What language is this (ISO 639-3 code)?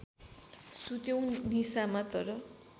nep